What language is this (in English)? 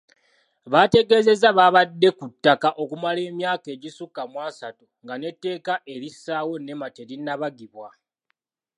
Ganda